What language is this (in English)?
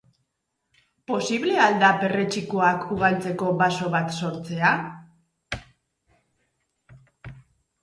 Basque